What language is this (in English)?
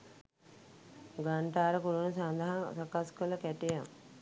Sinhala